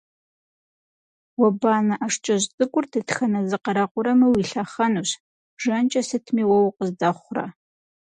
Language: Kabardian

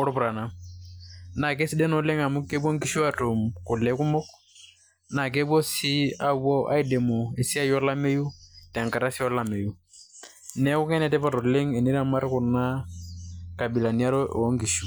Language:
Masai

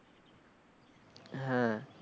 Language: Bangla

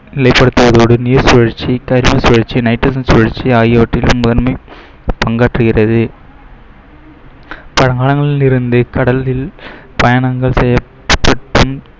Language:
Tamil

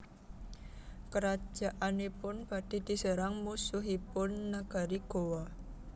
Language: Javanese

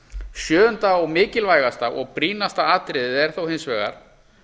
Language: Icelandic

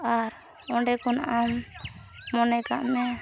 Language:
Santali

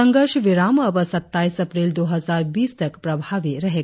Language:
Hindi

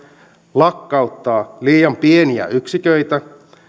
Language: Finnish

